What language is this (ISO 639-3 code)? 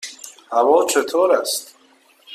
fas